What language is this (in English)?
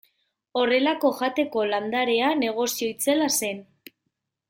Basque